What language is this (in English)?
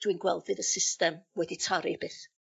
Welsh